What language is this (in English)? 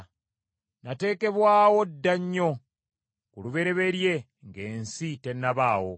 Ganda